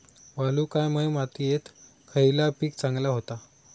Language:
Marathi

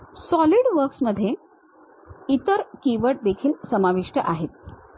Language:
Marathi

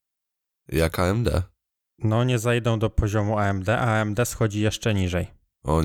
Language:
Polish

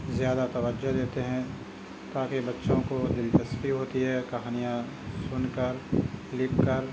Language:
Urdu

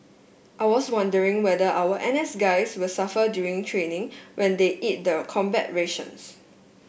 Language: English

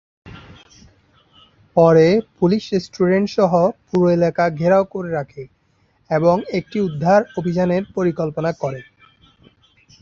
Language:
Bangla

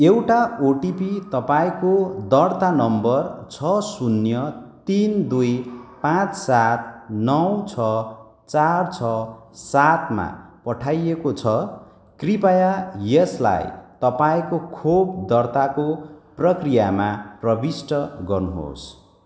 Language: Nepali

